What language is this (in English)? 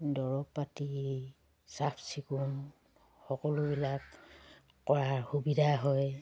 Assamese